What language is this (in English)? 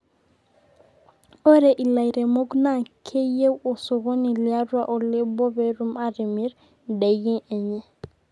Masai